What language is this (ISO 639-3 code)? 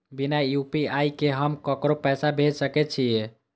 mai